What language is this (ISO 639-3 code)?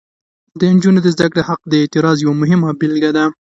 pus